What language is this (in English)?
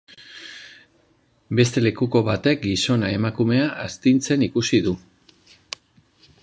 Basque